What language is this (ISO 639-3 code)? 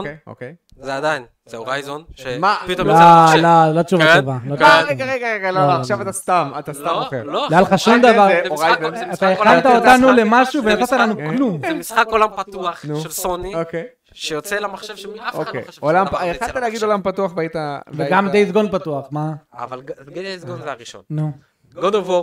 heb